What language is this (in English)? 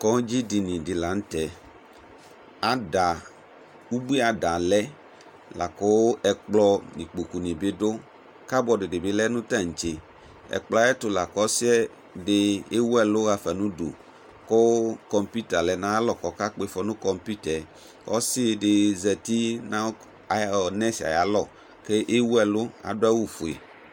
Ikposo